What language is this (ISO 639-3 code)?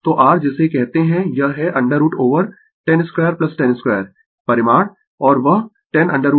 hin